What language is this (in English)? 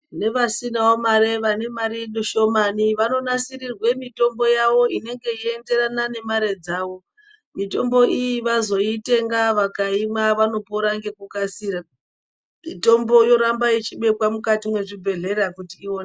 Ndau